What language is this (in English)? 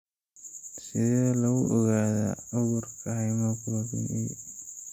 Somali